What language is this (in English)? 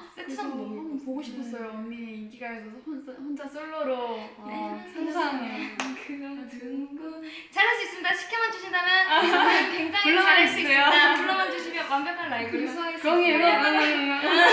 Korean